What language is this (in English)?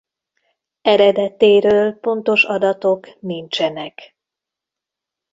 Hungarian